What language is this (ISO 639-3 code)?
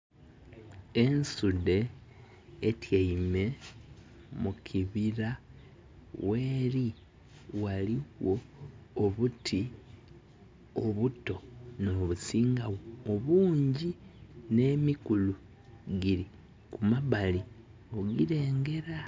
xog